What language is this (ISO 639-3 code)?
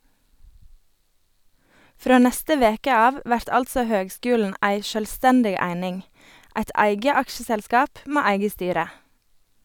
nor